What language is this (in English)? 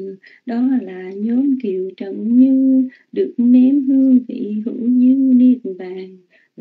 Vietnamese